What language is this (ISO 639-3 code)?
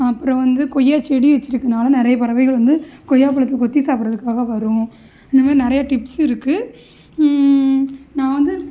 tam